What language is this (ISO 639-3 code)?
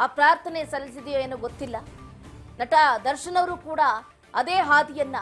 kan